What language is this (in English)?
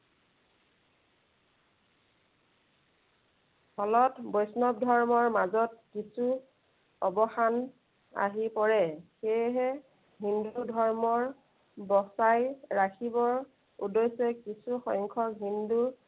Assamese